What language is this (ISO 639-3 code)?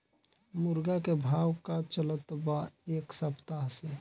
bho